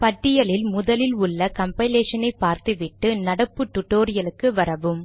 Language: Tamil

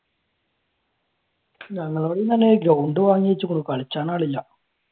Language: Malayalam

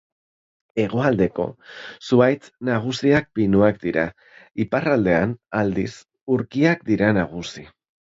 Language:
Basque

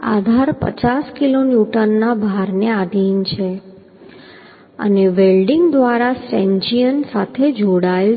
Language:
Gujarati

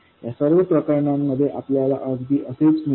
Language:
Marathi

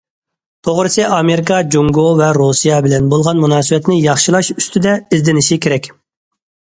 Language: Uyghur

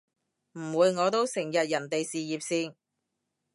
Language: Cantonese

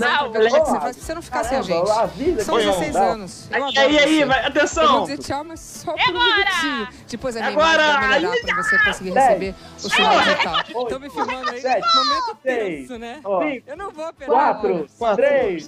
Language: Portuguese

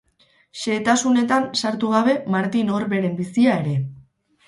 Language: Basque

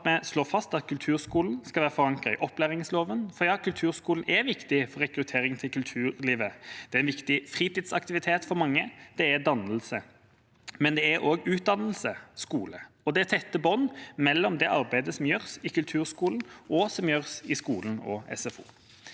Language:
Norwegian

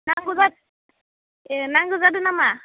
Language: Bodo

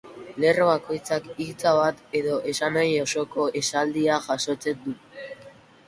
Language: Basque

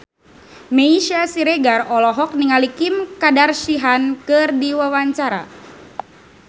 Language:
Sundanese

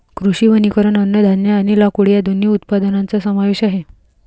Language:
Marathi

